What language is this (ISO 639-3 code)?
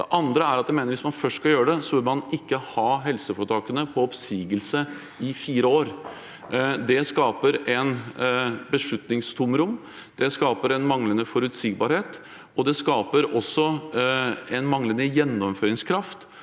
nor